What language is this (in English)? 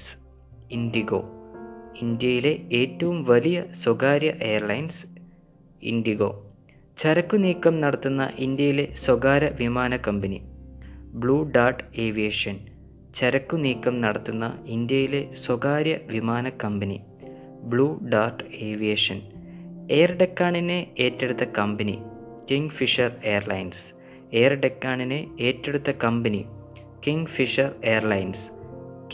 Malayalam